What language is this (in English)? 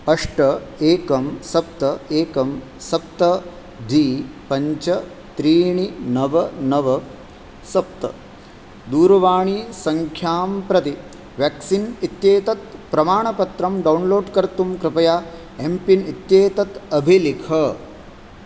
Sanskrit